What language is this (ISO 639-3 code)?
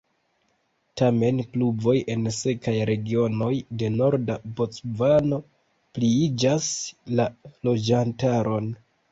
epo